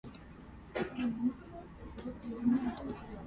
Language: Japanese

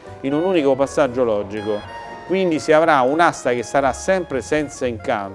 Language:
Italian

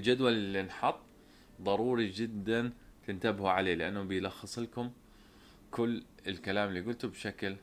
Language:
Arabic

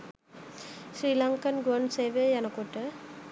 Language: Sinhala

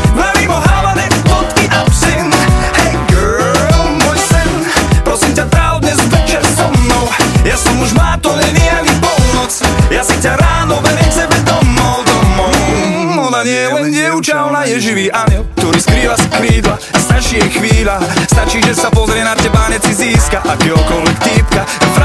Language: Slovak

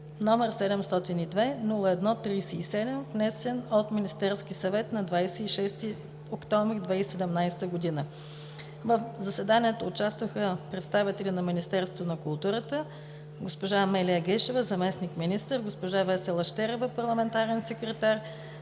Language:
Bulgarian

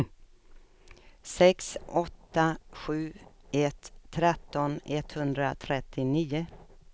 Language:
Swedish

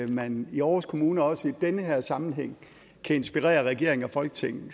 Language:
Danish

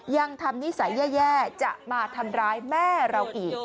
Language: Thai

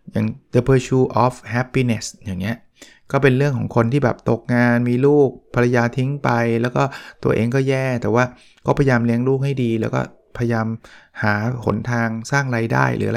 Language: Thai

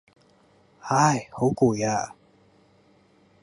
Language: Cantonese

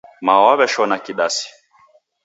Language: Taita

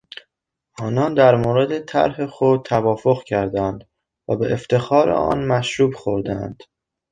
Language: Persian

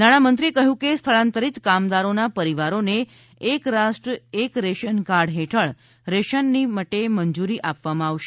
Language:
Gujarati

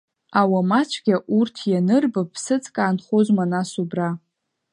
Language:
Abkhazian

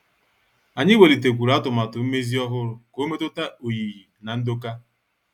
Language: Igbo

